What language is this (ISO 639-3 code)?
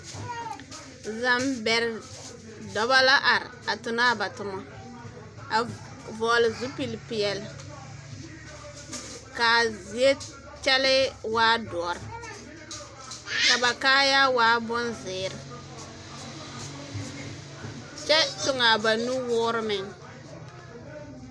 dga